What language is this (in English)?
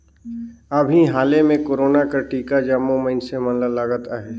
Chhattisgarhi